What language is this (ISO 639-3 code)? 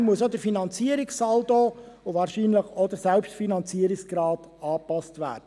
gsw